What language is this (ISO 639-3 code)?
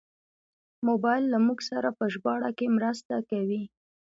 pus